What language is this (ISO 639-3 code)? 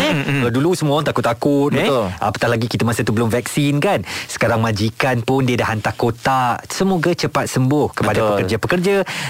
msa